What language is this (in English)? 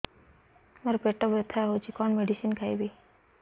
Odia